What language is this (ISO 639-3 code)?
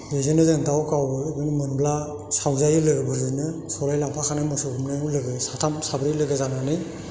brx